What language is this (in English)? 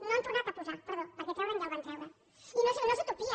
Catalan